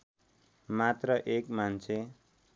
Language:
Nepali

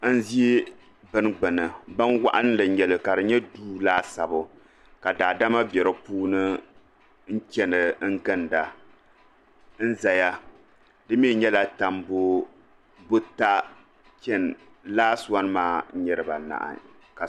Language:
Dagbani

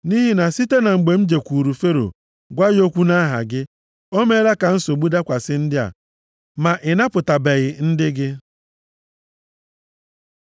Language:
Igbo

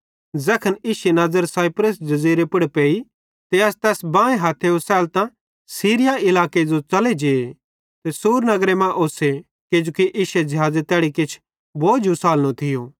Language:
Bhadrawahi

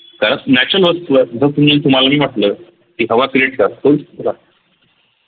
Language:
Marathi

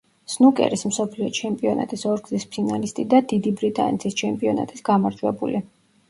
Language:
Georgian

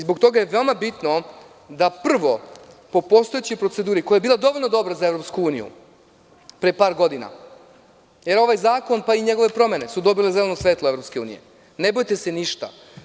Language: Serbian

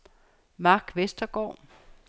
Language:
Danish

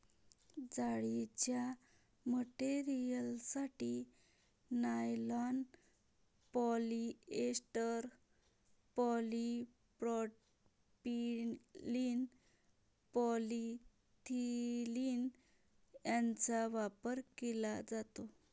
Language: Marathi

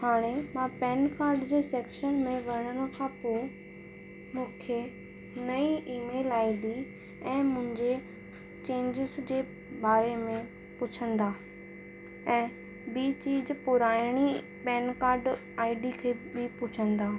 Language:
Sindhi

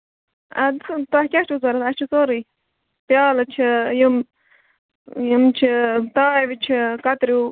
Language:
Kashmiri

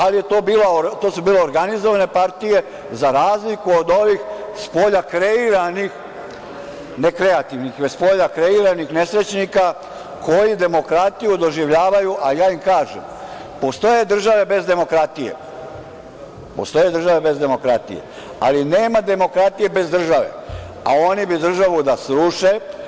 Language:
Serbian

